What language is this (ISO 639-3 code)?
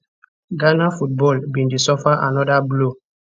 pcm